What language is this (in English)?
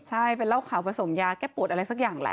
Thai